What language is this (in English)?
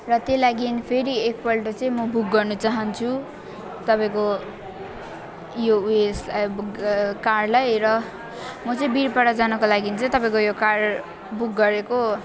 Nepali